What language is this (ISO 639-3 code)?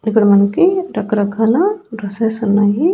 tel